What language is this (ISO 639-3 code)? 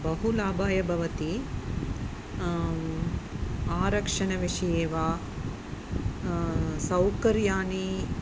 san